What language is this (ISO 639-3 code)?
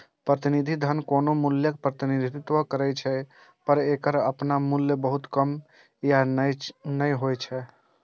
mai